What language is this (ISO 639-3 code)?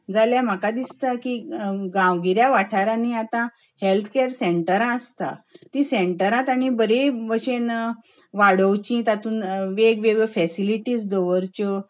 kok